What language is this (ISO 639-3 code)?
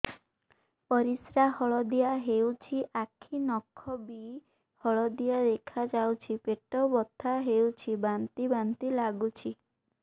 ori